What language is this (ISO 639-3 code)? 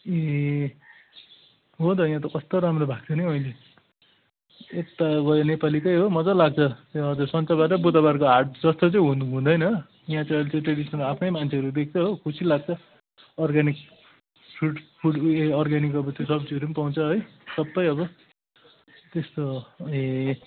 nep